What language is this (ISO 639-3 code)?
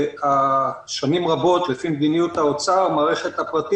heb